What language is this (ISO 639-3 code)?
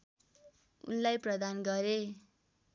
nep